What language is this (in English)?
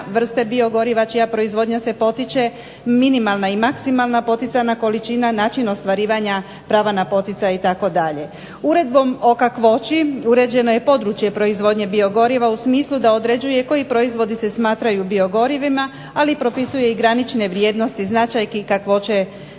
Croatian